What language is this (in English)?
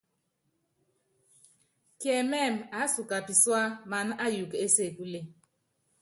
Yangben